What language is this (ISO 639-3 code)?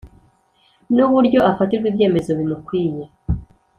kin